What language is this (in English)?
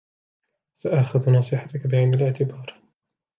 Arabic